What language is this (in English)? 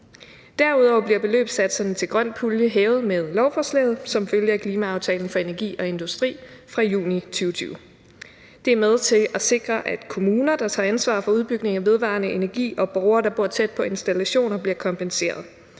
Danish